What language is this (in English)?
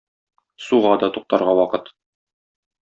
Tatar